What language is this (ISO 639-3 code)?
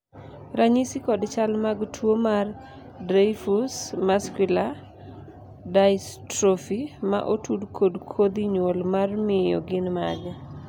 luo